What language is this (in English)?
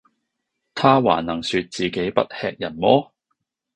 Cantonese